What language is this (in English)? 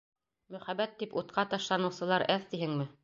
Bashkir